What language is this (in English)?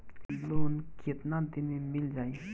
Bhojpuri